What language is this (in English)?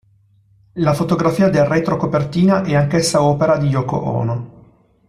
Italian